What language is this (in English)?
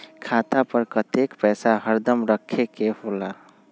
Magahi